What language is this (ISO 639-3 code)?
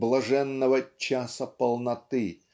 rus